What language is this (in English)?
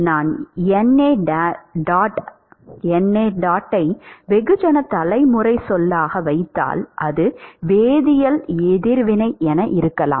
Tamil